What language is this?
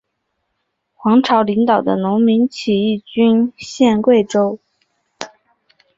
Chinese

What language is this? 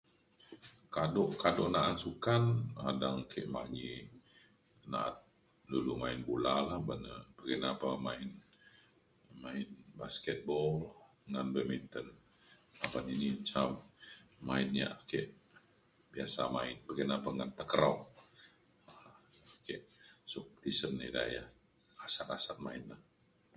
Mainstream Kenyah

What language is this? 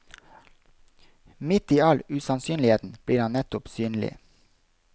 Norwegian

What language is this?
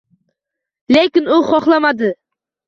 Uzbek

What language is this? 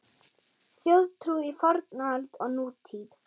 Icelandic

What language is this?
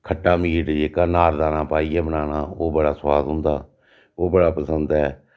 Dogri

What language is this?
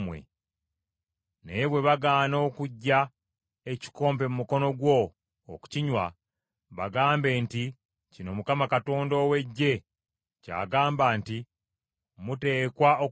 Ganda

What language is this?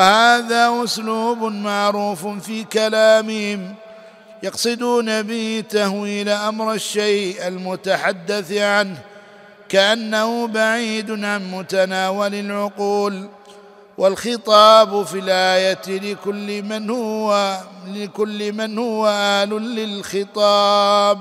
Arabic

